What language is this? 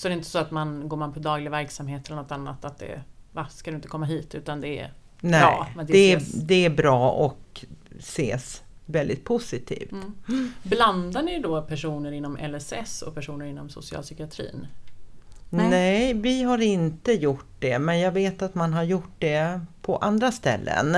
Swedish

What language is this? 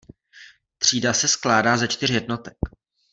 Czech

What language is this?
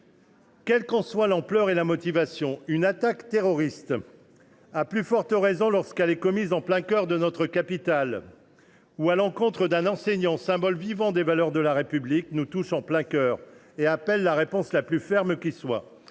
French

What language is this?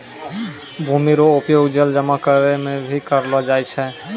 Maithili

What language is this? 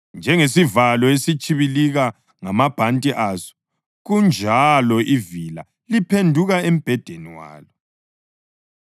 North Ndebele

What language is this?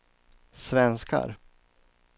Swedish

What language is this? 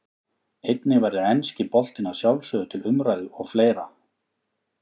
Icelandic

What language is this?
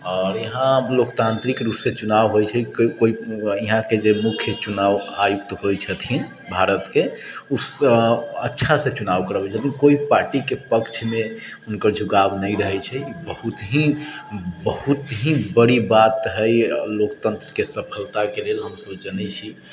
Maithili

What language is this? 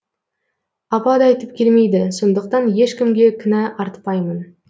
Kazakh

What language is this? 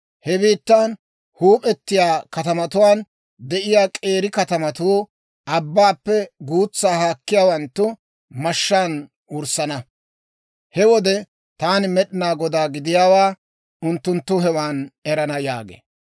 Dawro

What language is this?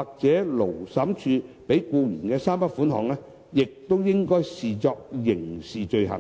Cantonese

